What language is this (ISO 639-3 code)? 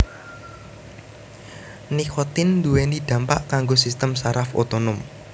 jav